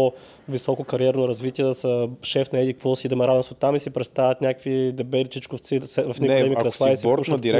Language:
Bulgarian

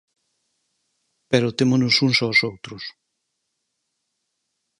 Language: Galician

